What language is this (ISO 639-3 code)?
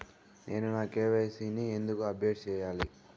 tel